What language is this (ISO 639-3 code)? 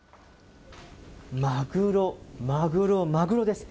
jpn